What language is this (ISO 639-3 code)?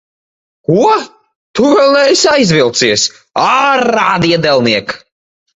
lav